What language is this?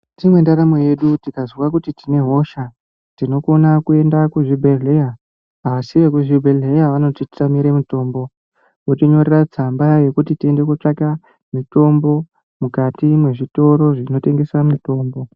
Ndau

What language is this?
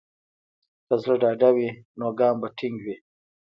Pashto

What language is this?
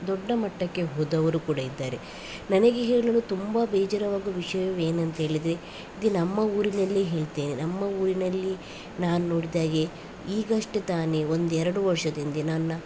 Kannada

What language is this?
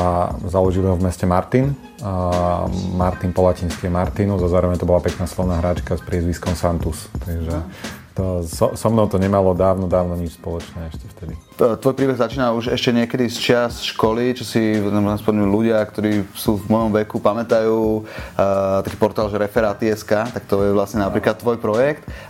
Slovak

